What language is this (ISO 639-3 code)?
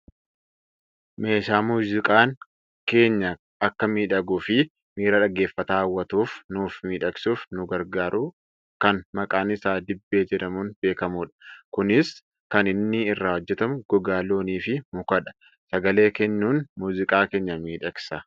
orm